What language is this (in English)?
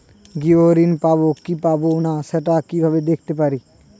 Bangla